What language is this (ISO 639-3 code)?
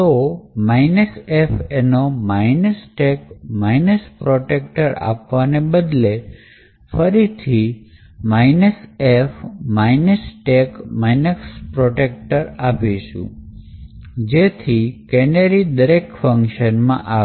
guj